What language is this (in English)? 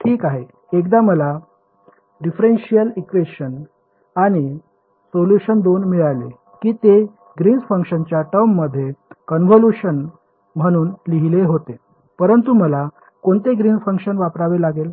Marathi